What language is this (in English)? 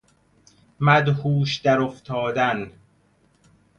Persian